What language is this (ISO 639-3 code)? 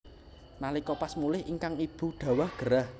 jav